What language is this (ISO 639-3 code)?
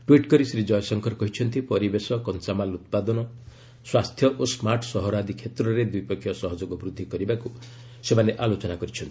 ori